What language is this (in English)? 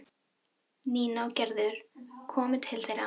Icelandic